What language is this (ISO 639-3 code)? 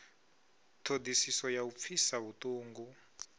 ven